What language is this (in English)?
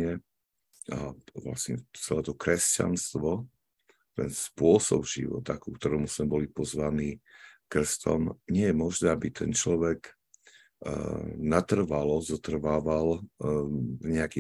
Slovak